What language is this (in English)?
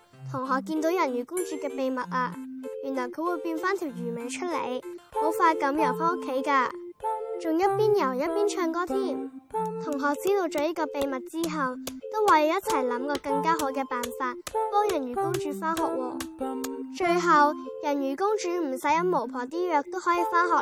Chinese